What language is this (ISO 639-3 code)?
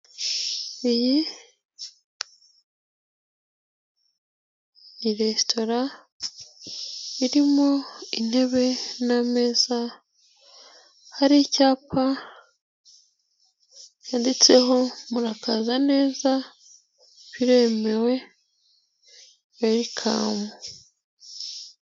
kin